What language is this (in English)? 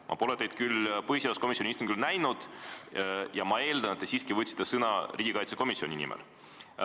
Estonian